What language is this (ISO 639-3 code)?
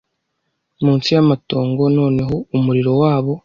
kin